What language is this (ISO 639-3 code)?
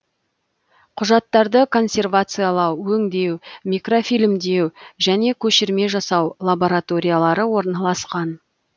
kaz